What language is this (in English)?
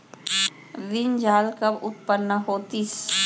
Chhattisgarhi